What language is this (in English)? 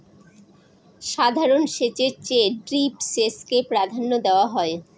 Bangla